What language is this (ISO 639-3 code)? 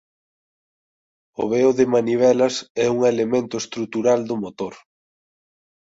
glg